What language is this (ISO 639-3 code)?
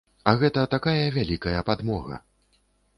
bel